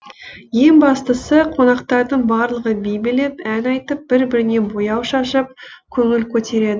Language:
Kazakh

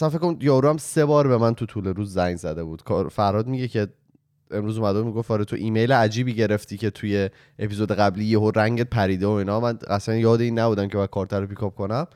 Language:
Persian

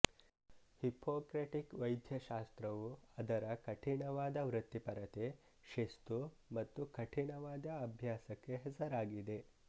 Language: Kannada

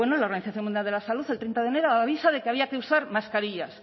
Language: Spanish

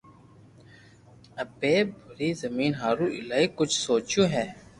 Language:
Loarki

